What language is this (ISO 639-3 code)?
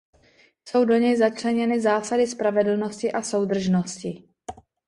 ces